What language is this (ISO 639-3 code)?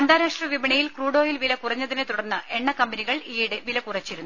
mal